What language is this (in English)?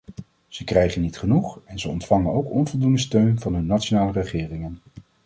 Dutch